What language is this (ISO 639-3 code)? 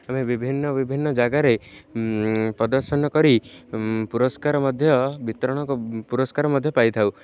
ori